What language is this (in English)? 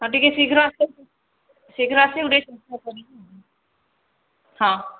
Odia